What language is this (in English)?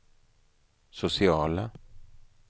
Swedish